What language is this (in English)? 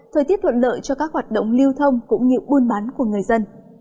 Vietnamese